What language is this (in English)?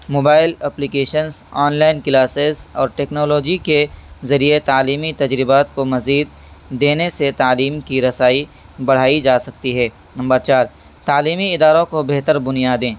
Urdu